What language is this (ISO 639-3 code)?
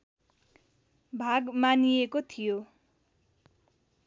nep